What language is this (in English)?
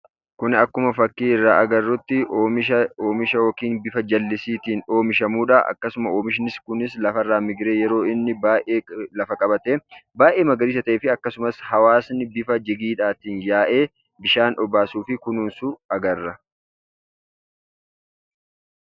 Oromo